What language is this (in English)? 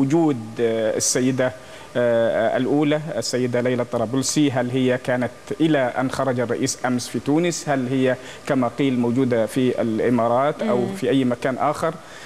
Arabic